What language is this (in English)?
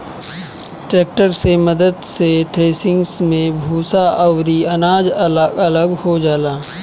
Bhojpuri